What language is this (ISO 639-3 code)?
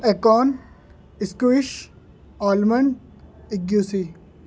urd